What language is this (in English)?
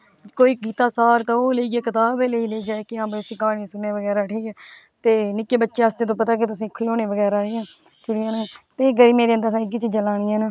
Dogri